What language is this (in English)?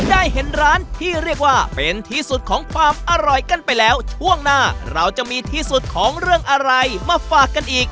Thai